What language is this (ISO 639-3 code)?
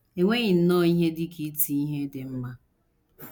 ibo